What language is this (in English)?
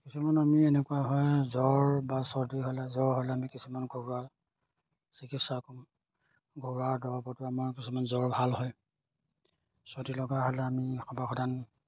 Assamese